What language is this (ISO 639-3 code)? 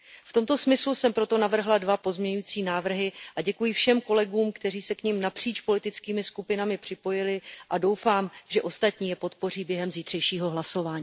ces